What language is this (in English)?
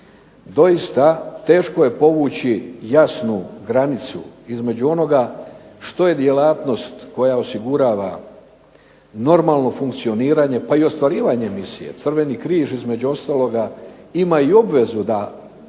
Croatian